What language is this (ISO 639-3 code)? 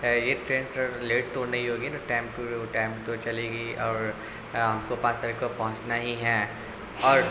urd